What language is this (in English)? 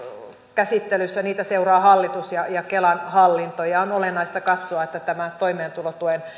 Finnish